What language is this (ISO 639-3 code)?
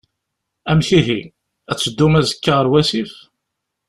kab